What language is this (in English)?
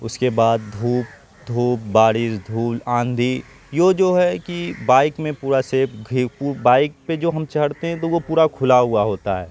Urdu